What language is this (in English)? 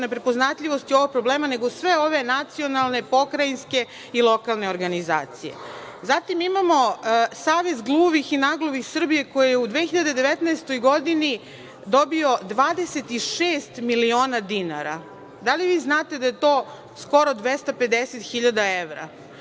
Serbian